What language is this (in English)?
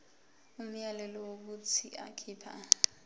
Zulu